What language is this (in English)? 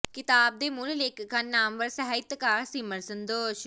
Punjabi